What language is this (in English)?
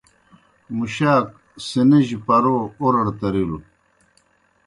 Kohistani Shina